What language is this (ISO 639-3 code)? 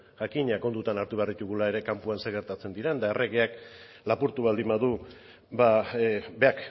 eus